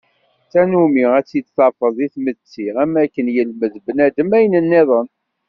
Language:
Kabyle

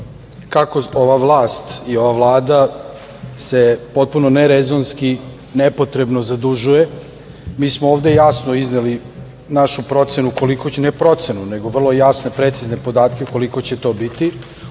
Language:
Serbian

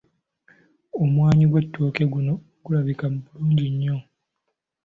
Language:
Ganda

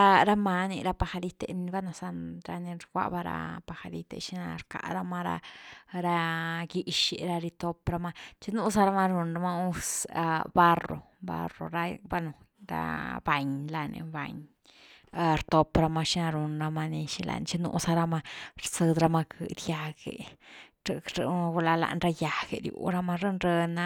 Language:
Güilá Zapotec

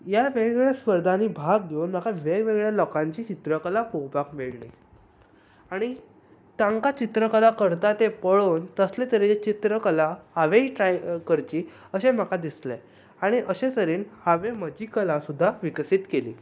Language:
Konkani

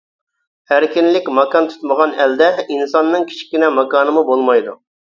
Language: Uyghur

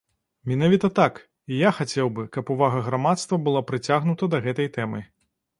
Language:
Belarusian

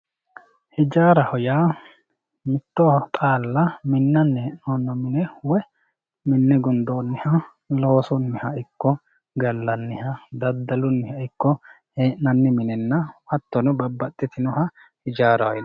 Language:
Sidamo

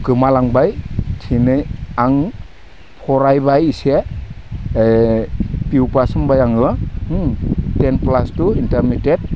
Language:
Bodo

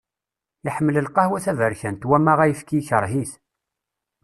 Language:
Kabyle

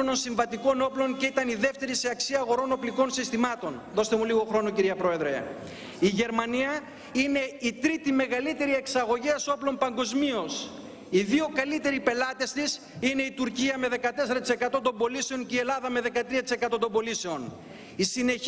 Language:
Greek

